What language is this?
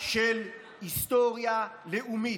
Hebrew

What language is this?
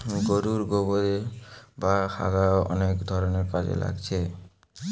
Bangla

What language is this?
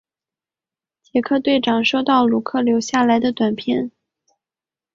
Chinese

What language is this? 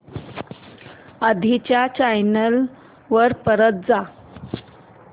Marathi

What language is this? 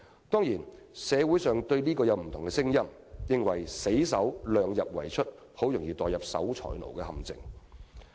Cantonese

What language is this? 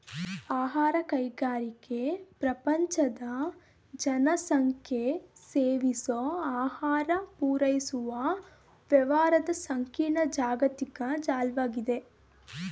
Kannada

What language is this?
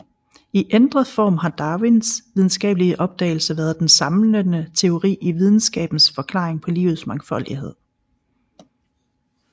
Danish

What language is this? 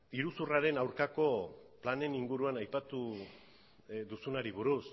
Basque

